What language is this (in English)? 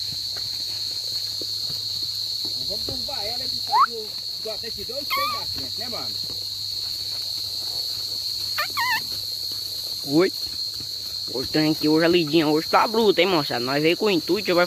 Portuguese